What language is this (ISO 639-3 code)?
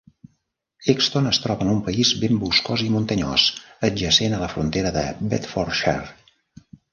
cat